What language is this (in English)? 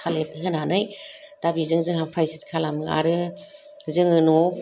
Bodo